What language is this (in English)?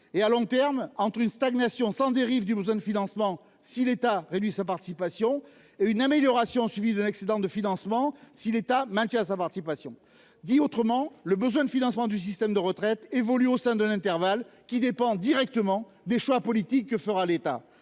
French